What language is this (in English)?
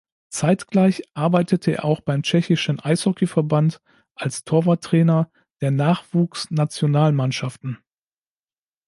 German